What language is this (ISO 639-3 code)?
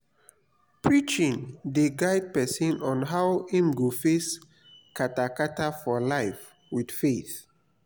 pcm